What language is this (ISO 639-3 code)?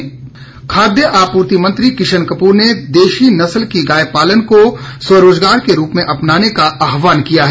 hin